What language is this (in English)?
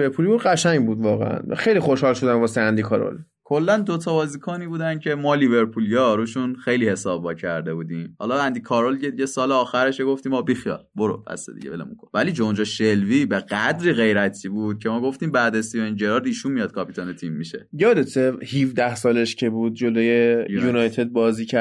Persian